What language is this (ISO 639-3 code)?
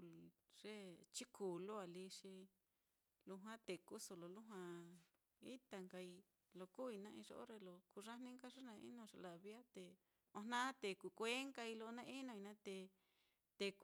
vmm